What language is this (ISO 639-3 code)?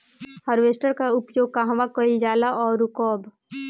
bho